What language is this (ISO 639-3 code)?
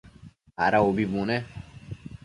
mcf